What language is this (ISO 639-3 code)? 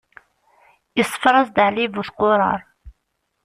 kab